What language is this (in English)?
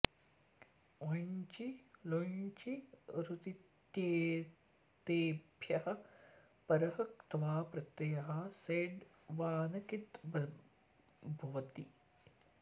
Sanskrit